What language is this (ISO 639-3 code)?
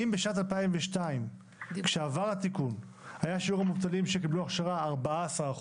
heb